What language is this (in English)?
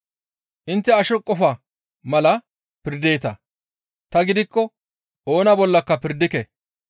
Gamo